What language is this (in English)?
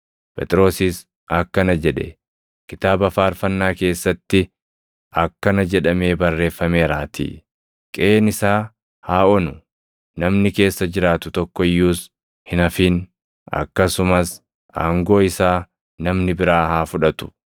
Oromo